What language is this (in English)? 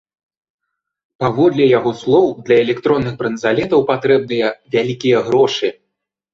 Belarusian